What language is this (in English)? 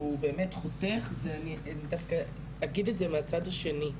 Hebrew